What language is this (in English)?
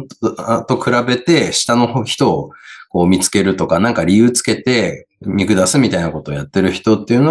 Japanese